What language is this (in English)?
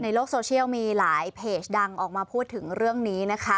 Thai